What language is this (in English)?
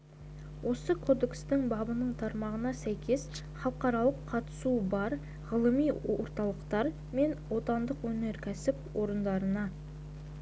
Kazakh